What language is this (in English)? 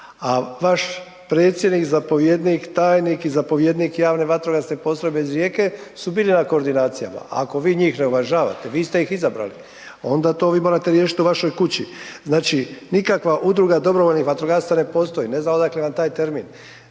Croatian